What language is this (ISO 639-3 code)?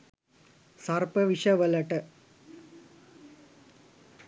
sin